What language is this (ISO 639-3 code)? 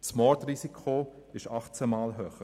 gsw